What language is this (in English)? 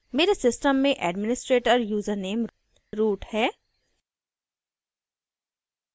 Hindi